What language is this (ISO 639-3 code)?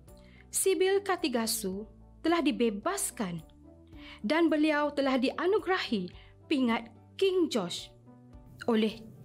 msa